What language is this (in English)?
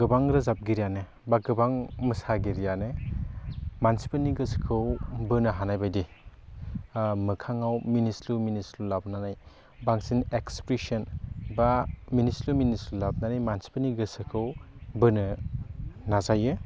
Bodo